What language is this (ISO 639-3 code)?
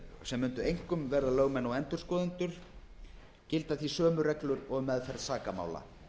isl